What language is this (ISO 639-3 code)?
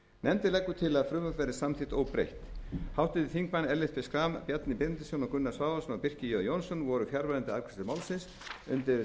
isl